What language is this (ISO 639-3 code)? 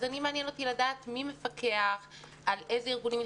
heb